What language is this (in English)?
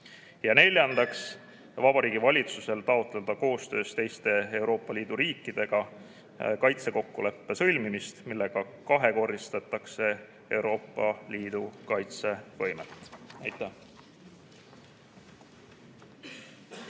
Estonian